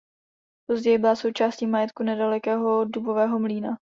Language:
Czech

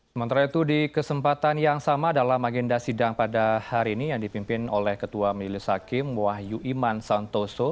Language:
Indonesian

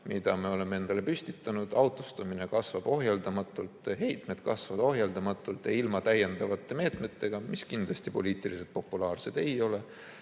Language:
Estonian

